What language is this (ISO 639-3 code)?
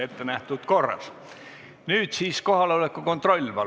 est